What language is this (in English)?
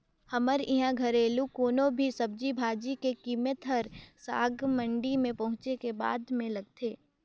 Chhattisgarhi